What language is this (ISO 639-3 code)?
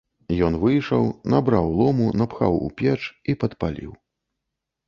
bel